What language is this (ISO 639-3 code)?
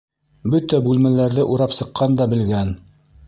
bak